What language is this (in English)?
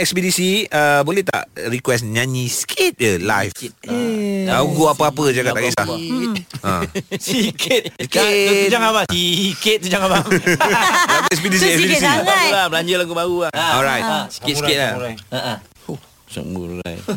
Malay